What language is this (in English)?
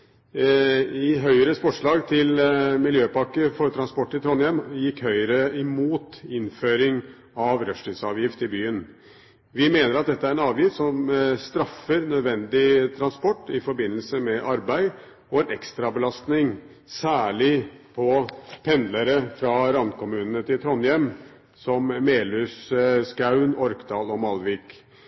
Norwegian Bokmål